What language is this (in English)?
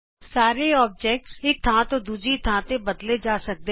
Punjabi